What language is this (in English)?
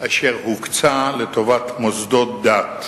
Hebrew